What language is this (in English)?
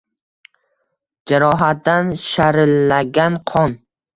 Uzbek